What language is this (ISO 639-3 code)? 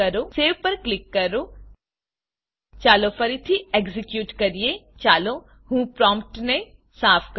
guj